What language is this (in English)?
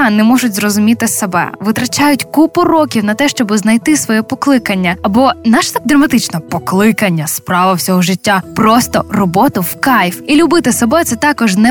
Ukrainian